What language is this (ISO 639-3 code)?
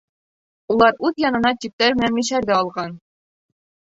bak